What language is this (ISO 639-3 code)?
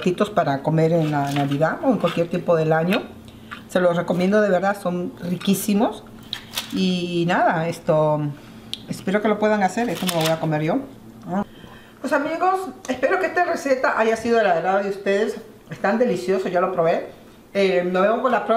spa